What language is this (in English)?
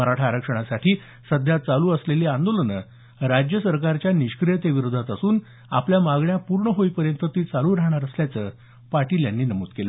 Marathi